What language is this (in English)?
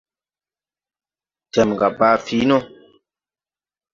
Tupuri